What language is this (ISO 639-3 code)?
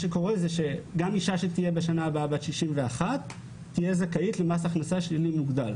heb